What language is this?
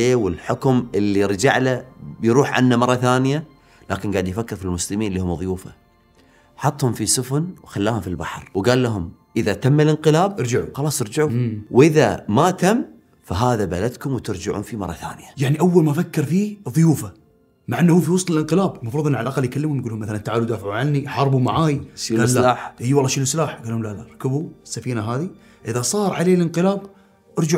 Arabic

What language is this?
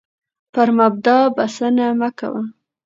Pashto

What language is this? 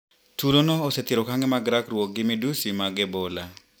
Luo (Kenya and Tanzania)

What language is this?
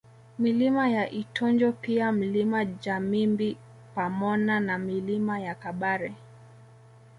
Swahili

